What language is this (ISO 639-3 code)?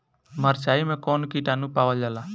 bho